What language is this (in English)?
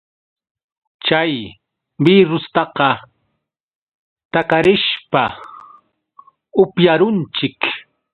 Yauyos Quechua